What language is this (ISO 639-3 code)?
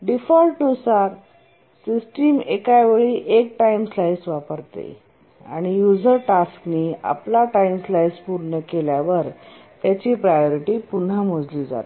mar